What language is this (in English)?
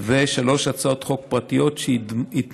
Hebrew